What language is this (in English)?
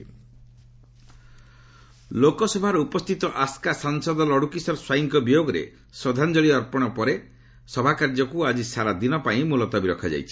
Odia